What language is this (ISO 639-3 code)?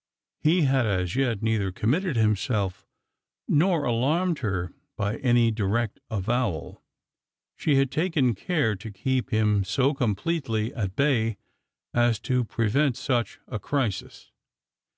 eng